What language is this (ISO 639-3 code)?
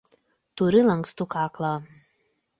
lit